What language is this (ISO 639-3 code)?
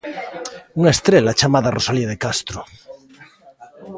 glg